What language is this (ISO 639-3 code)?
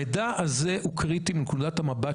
heb